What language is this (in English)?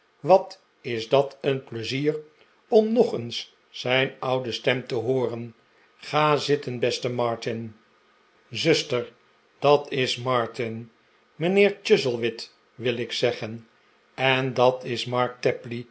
Dutch